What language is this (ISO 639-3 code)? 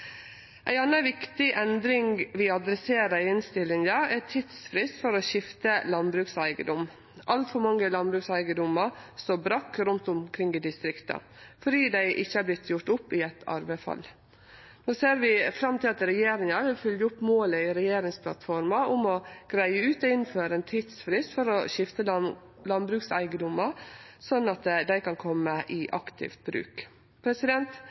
nno